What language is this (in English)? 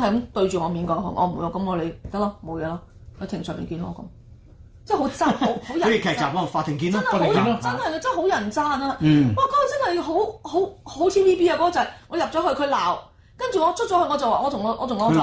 Chinese